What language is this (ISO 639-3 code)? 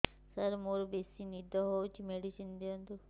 ori